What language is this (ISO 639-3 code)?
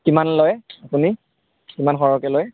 asm